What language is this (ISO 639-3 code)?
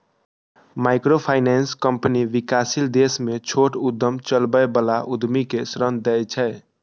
mai